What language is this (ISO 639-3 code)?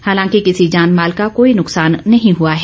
hin